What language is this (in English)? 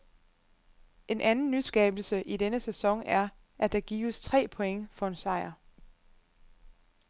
Danish